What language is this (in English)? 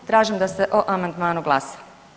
Croatian